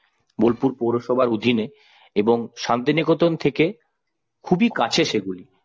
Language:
Bangla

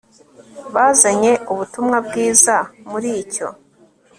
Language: Kinyarwanda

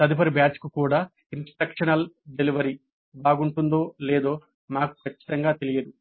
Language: Telugu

